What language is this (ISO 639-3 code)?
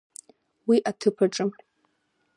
abk